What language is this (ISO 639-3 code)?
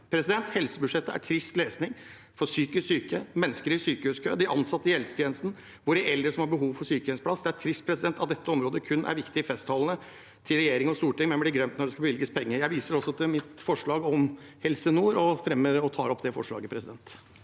nor